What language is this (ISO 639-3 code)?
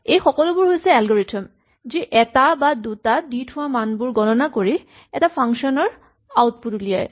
asm